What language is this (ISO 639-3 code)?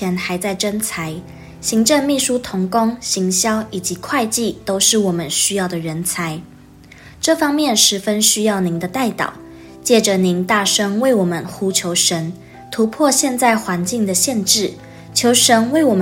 zho